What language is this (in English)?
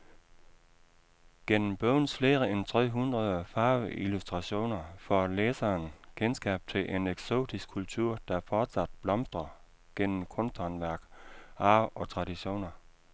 Danish